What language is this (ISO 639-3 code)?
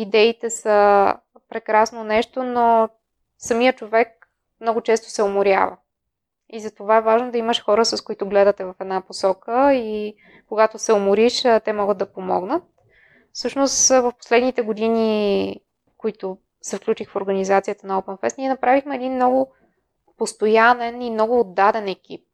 bul